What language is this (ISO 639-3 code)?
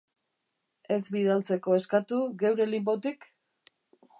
eus